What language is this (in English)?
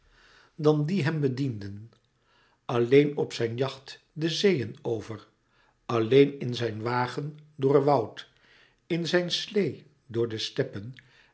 Dutch